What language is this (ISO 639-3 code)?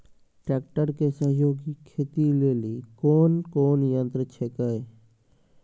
mai